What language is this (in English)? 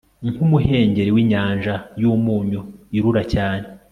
Kinyarwanda